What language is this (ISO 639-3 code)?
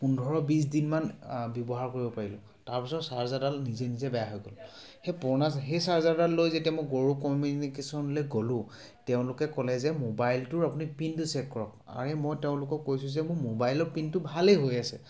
asm